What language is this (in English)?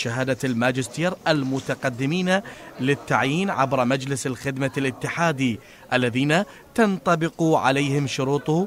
Arabic